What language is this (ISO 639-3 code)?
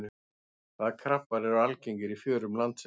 isl